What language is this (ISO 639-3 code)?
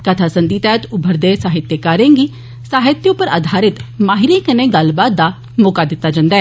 doi